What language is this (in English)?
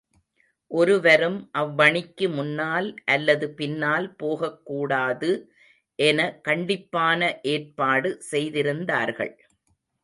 Tamil